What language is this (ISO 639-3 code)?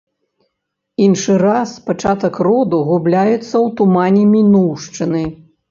bel